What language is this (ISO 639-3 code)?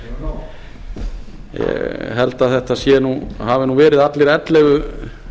isl